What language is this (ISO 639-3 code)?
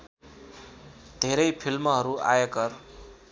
nep